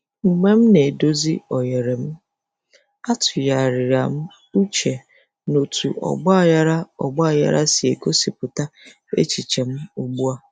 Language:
Igbo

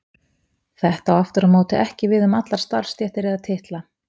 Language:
Icelandic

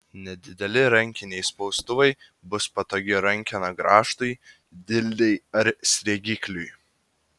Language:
Lithuanian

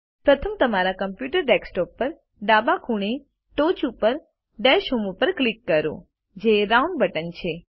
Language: Gujarati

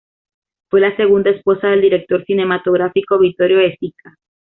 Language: Spanish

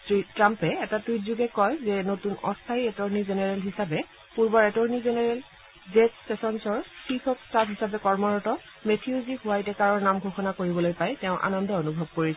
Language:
Assamese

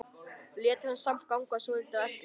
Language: Icelandic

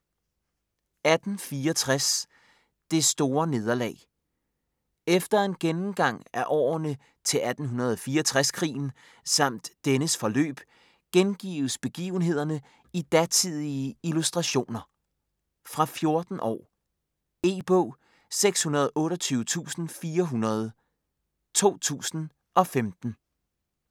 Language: Danish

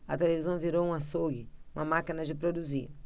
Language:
Portuguese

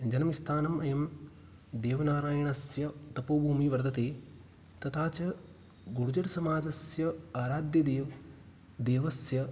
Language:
Sanskrit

